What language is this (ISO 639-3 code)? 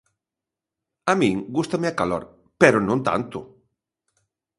glg